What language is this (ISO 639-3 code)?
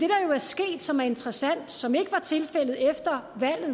dan